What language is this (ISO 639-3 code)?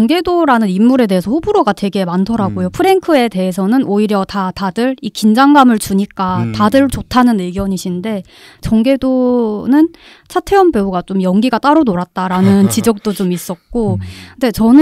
kor